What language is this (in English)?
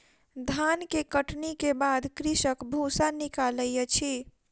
Maithili